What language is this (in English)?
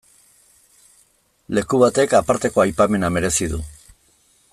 Basque